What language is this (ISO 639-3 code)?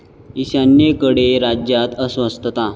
mar